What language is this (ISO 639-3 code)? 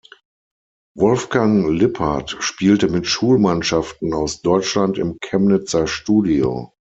deu